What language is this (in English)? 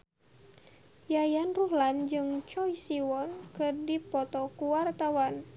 Sundanese